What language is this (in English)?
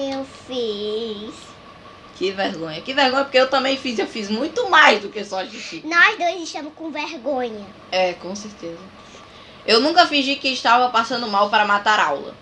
Portuguese